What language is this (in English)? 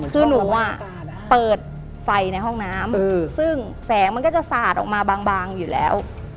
Thai